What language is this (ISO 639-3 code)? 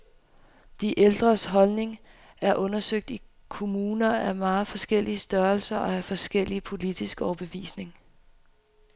dan